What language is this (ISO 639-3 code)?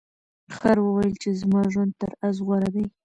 pus